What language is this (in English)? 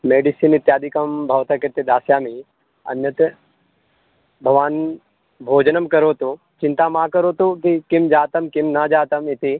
Sanskrit